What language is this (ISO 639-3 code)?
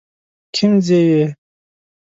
pus